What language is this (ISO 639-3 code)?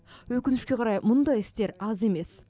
kaz